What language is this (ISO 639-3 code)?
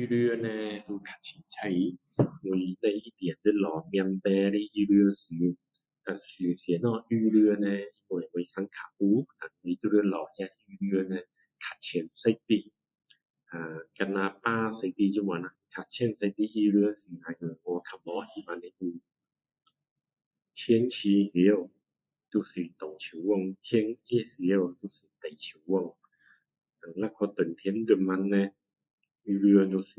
cdo